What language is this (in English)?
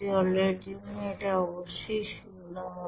Bangla